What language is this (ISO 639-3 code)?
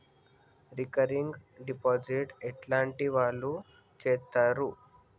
tel